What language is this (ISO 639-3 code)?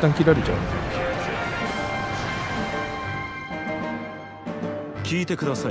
jpn